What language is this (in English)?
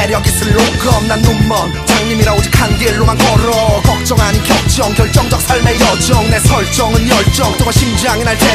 Korean